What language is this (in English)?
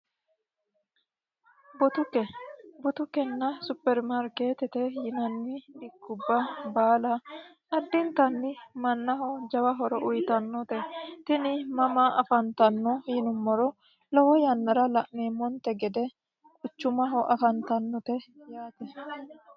Sidamo